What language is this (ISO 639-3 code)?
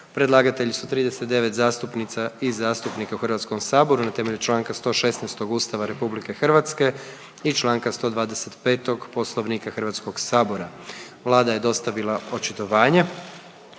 hrv